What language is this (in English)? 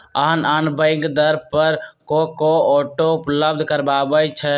Magahi